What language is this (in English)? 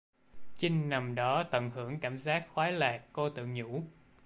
Vietnamese